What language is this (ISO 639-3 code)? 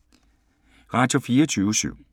dan